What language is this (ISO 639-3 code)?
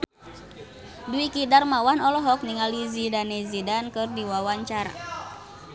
sun